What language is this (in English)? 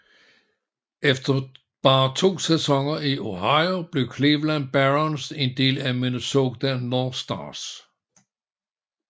Danish